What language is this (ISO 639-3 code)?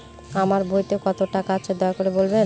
ben